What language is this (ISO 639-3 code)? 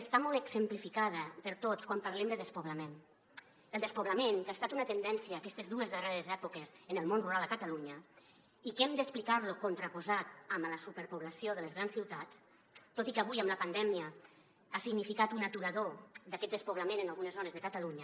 cat